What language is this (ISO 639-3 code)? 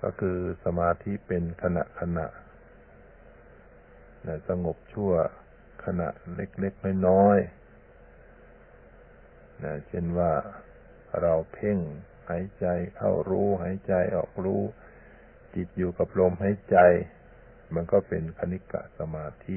tha